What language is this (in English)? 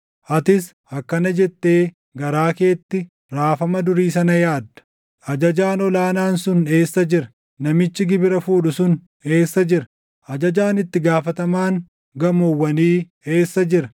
Oromo